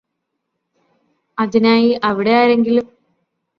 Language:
Malayalam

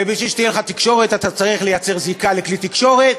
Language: Hebrew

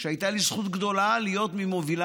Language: Hebrew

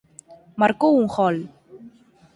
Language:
Galician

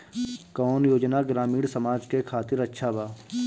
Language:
Bhojpuri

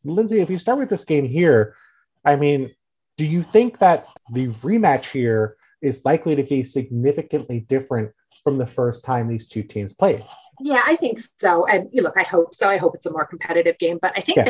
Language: English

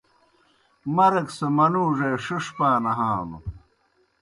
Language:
Kohistani Shina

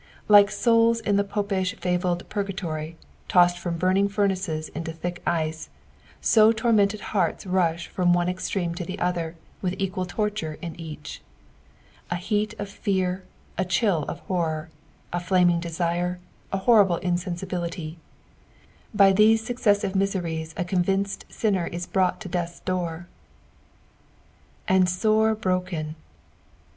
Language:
English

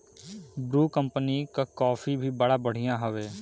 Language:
Bhojpuri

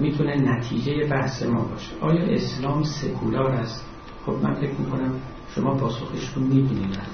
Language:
Persian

